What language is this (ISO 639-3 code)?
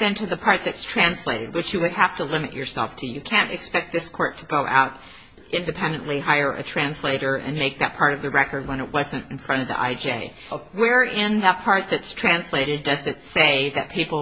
eng